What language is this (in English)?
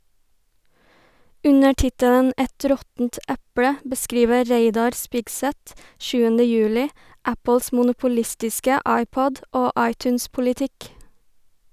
Norwegian